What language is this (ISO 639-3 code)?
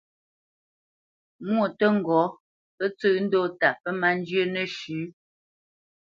bce